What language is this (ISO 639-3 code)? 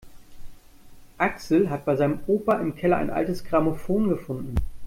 deu